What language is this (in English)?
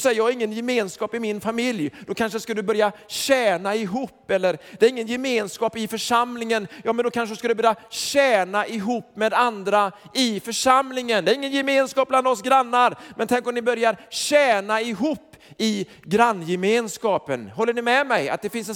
Swedish